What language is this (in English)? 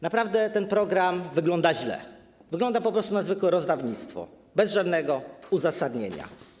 Polish